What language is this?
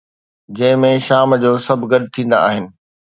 Sindhi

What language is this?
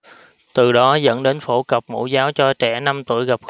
Vietnamese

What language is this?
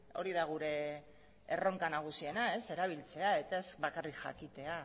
Basque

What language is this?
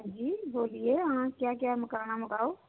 Dogri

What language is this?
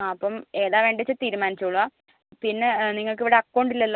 Malayalam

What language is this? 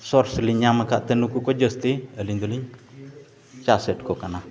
Santali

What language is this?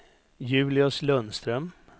Swedish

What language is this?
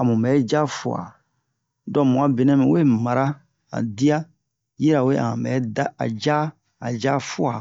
Bomu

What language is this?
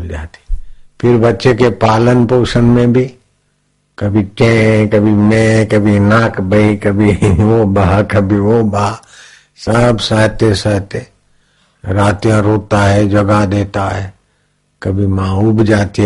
Hindi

